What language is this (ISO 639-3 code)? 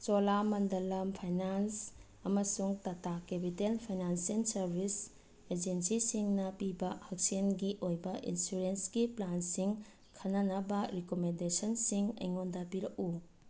mni